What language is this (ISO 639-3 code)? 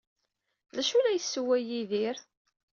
kab